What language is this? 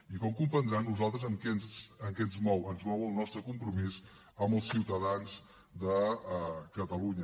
Catalan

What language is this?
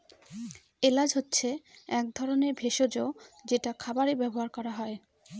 Bangla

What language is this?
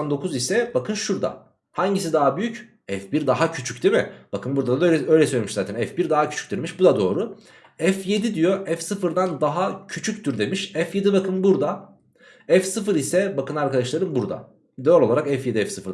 Turkish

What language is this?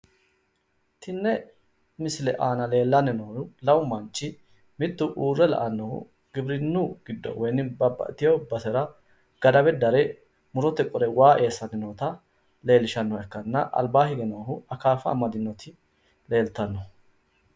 Sidamo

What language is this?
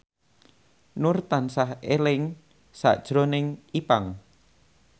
Javanese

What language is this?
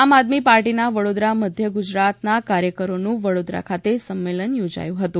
Gujarati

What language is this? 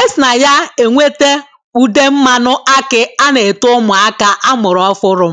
Igbo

